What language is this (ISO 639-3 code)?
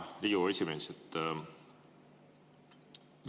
est